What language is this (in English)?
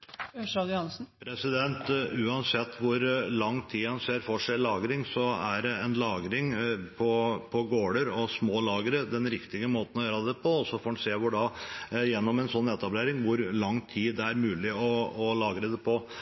Norwegian